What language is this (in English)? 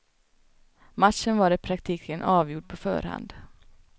Swedish